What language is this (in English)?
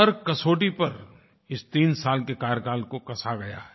Hindi